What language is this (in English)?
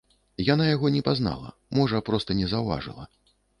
Belarusian